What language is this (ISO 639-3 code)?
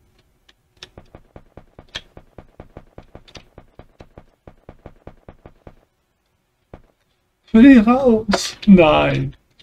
deu